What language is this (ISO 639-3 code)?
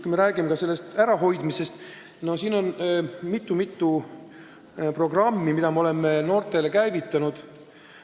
est